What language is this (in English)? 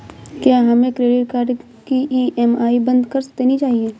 Hindi